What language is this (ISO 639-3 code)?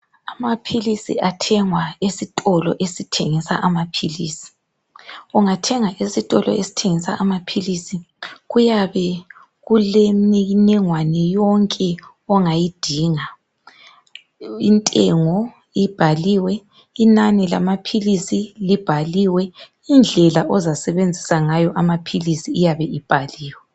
nde